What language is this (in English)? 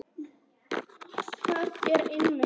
Icelandic